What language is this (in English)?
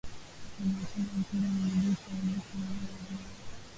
Swahili